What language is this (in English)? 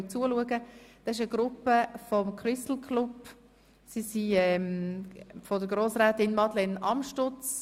Swiss German